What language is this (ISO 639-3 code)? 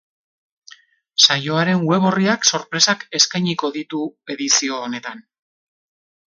eus